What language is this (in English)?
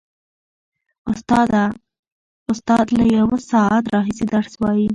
Pashto